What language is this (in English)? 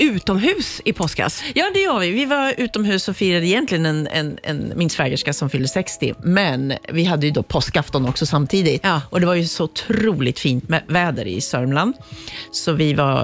Swedish